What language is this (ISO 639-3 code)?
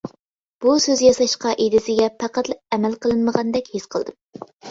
uig